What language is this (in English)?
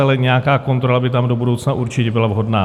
Czech